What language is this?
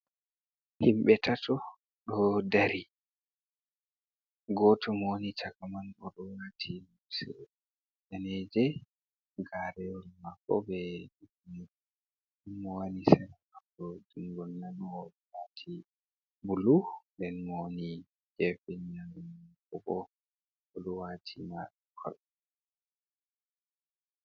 Fula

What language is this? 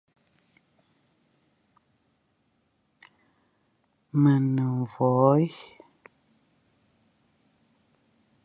Fang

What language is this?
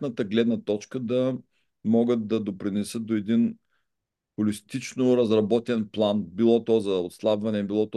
Bulgarian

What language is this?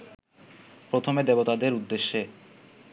Bangla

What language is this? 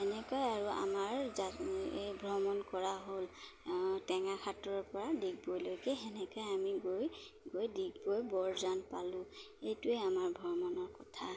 Assamese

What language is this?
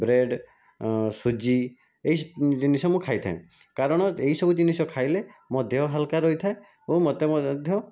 Odia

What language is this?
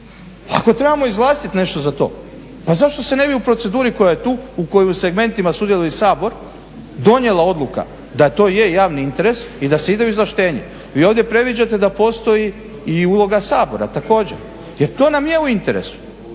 Croatian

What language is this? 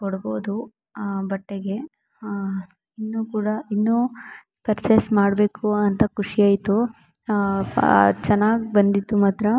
Kannada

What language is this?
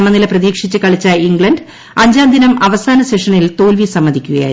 Malayalam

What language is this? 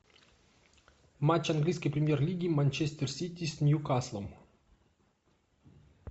Russian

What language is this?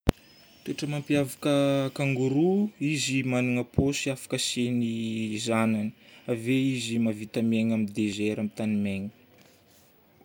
Northern Betsimisaraka Malagasy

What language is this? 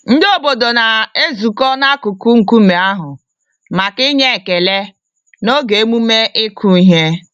Igbo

